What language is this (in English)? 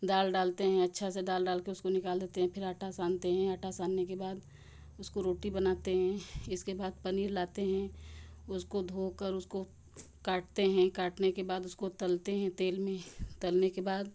Hindi